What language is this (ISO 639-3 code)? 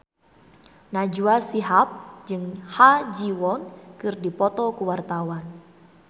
sun